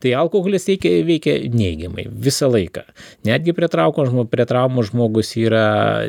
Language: Lithuanian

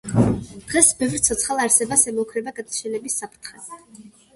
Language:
Georgian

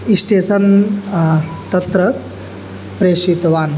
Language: Sanskrit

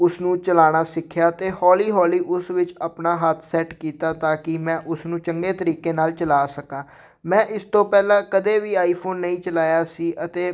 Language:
Punjabi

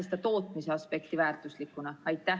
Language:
Estonian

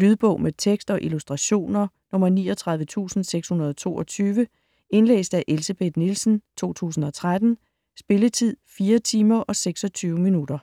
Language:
Danish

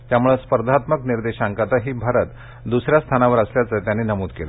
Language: Marathi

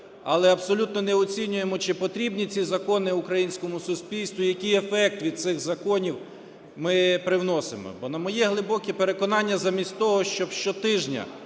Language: Ukrainian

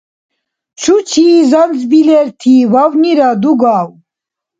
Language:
Dargwa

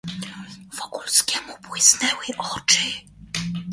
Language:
Polish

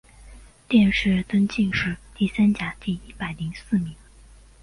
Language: Chinese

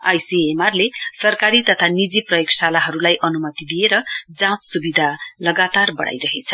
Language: Nepali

